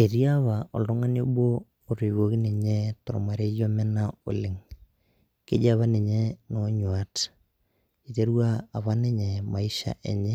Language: Masai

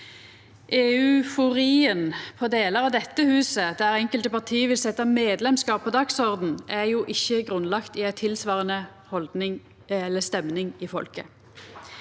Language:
Norwegian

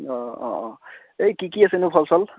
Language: Assamese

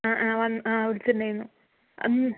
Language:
Malayalam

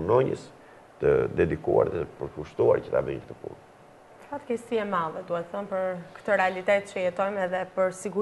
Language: Greek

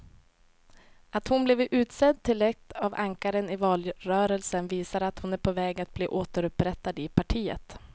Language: Swedish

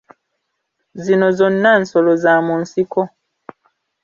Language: Ganda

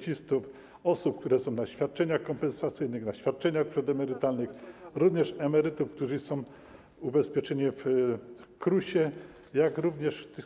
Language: Polish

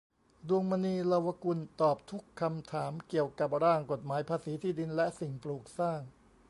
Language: Thai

